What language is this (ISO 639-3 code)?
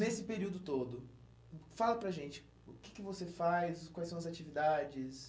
por